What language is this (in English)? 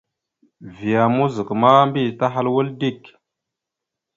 Mada (Cameroon)